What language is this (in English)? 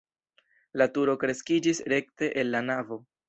Esperanto